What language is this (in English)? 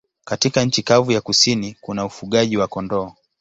Swahili